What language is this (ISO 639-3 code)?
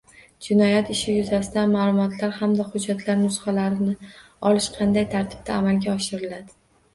uzb